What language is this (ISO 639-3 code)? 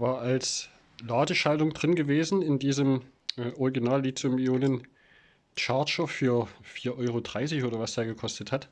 deu